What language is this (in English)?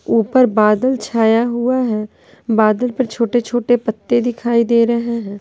Hindi